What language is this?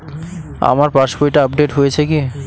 Bangla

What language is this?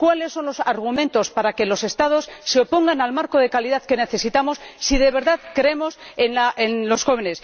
Spanish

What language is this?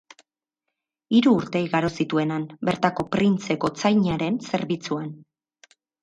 Basque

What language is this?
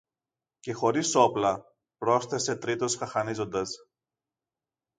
Greek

